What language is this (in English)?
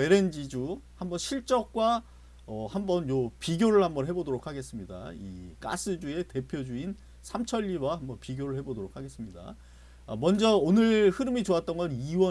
Korean